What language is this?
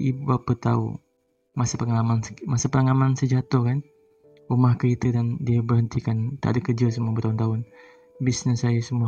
Malay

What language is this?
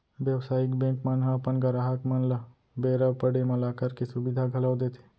Chhattisgarhi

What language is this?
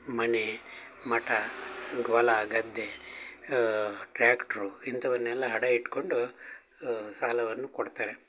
Kannada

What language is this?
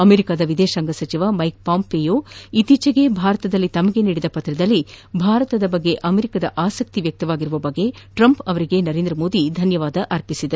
Kannada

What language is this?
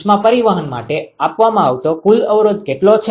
Gujarati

